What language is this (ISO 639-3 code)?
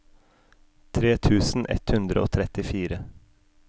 nor